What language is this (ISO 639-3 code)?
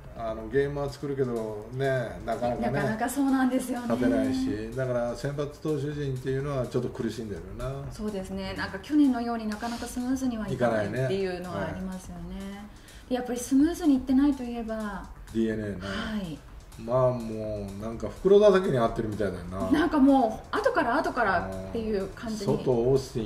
jpn